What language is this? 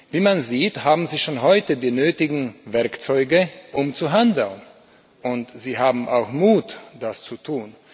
German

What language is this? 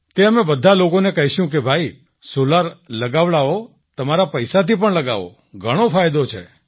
Gujarati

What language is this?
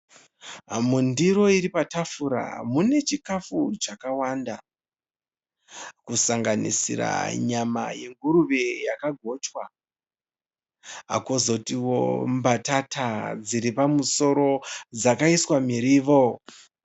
Shona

